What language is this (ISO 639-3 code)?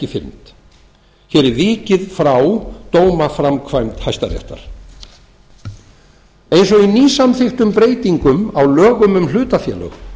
isl